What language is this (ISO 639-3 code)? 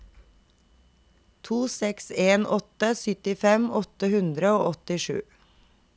nor